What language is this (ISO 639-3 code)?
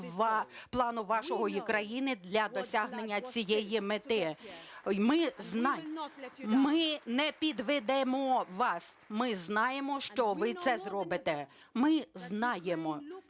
ukr